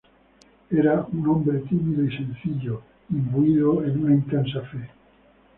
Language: Spanish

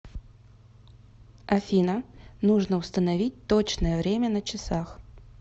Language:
Russian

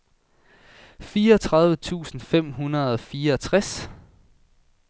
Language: Danish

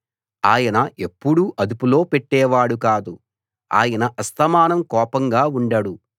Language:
Telugu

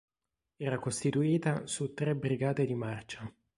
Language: Italian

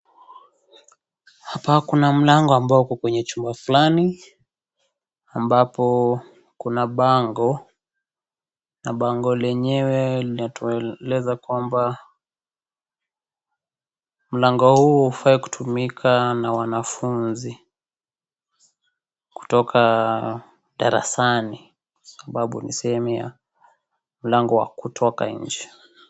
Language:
Swahili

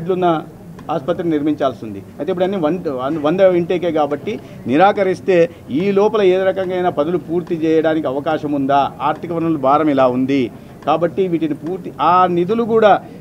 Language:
Telugu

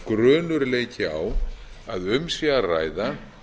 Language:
Icelandic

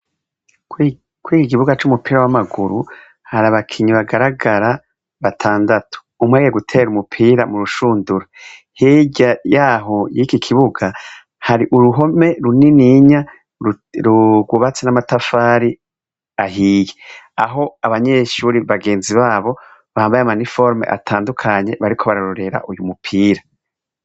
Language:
Rundi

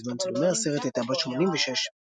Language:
Hebrew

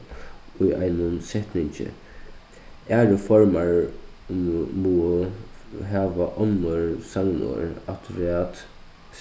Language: Faroese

